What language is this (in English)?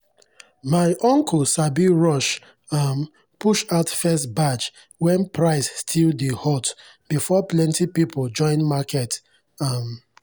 Nigerian Pidgin